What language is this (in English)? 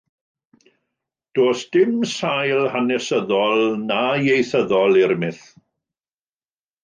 Welsh